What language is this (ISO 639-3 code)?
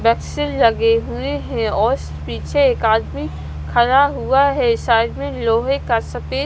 hin